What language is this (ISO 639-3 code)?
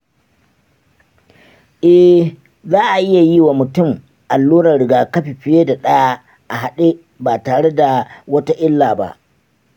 hau